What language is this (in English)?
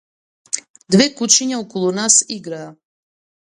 Macedonian